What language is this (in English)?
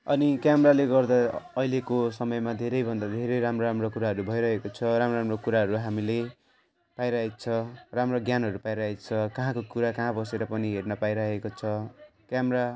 Nepali